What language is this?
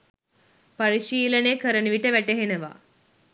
Sinhala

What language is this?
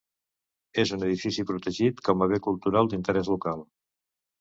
Catalan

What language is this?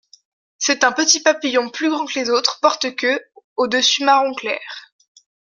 French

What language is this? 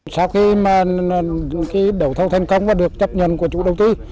Vietnamese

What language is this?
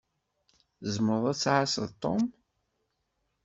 Kabyle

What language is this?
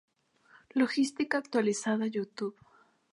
Spanish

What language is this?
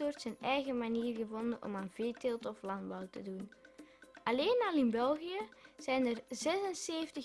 Dutch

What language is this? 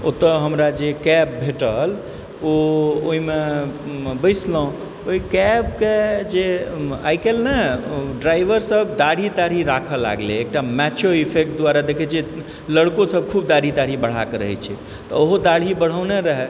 Maithili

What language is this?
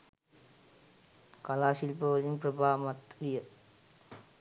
Sinhala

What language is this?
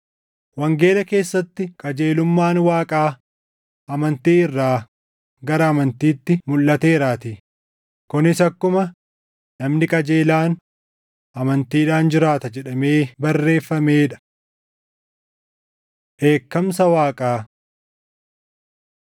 Oromo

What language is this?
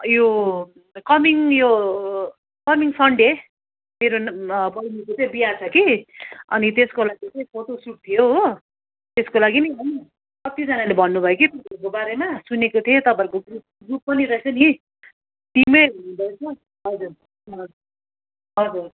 Nepali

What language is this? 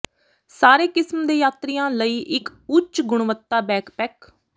Punjabi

